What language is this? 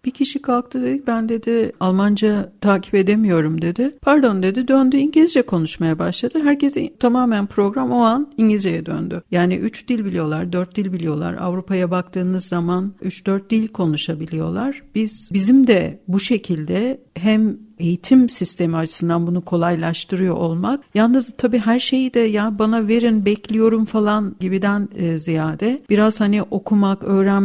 Turkish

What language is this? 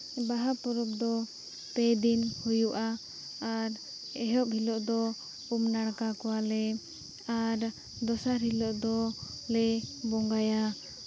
Santali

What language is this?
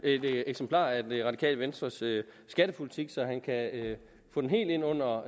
Danish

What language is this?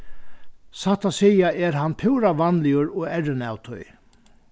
Faroese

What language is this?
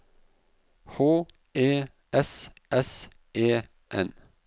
Norwegian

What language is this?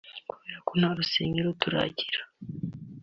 Kinyarwanda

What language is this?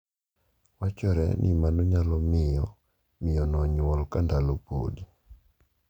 Luo (Kenya and Tanzania)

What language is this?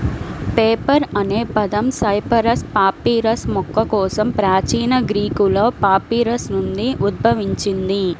Telugu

